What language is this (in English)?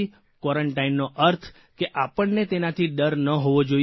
Gujarati